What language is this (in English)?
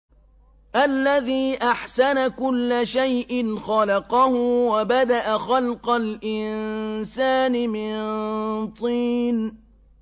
Arabic